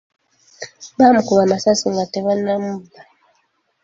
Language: Ganda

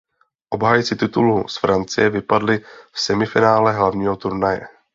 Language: Czech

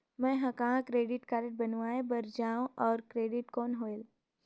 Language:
Chhattisgarhi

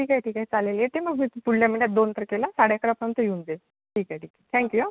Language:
Marathi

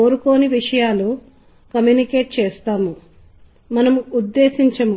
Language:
Telugu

